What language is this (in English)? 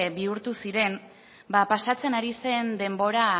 Basque